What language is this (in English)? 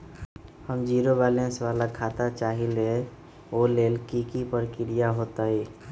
Magahi